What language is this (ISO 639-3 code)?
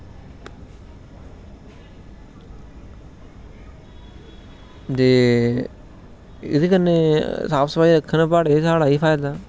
doi